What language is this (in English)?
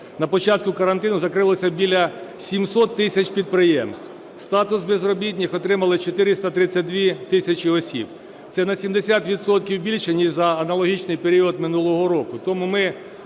Ukrainian